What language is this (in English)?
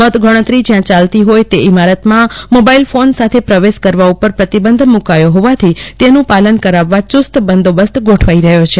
Gujarati